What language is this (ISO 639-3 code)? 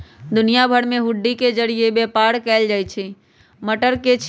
mag